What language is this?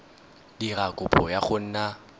Tswana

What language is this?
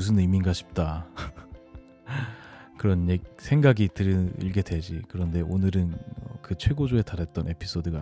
Korean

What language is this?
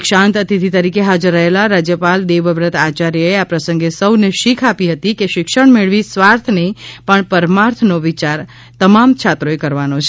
Gujarati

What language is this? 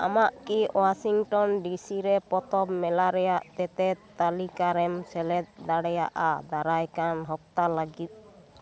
Santali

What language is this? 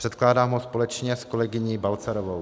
Czech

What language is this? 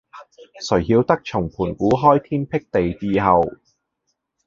Cantonese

